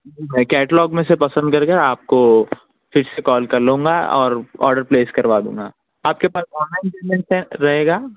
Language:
Urdu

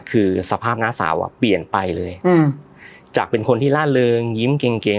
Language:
Thai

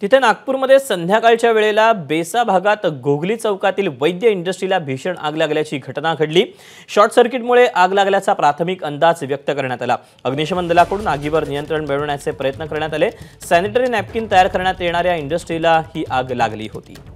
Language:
Marathi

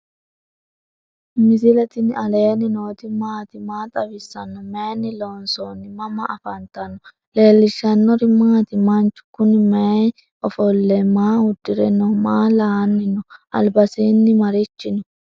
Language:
Sidamo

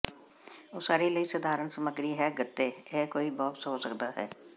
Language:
Punjabi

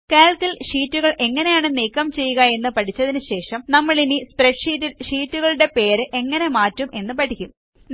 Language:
Malayalam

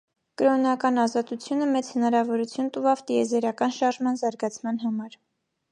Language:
Armenian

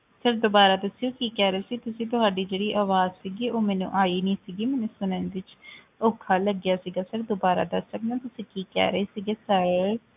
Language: Punjabi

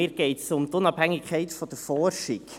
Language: Swiss German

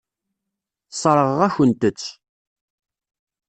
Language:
Kabyle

